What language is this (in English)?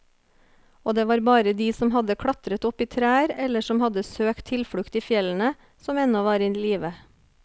Norwegian